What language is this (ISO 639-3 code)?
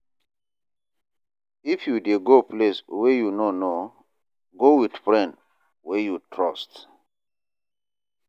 pcm